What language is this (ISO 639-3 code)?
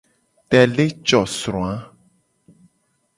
gej